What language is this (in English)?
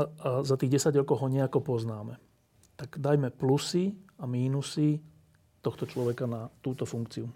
Slovak